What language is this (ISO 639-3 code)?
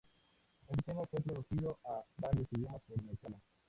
spa